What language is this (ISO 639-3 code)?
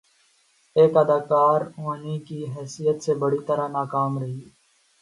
urd